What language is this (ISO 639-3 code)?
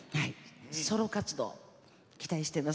jpn